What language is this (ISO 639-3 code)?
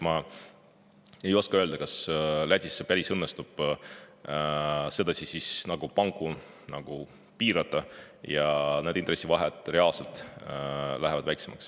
est